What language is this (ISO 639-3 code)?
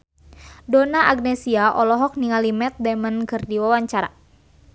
sun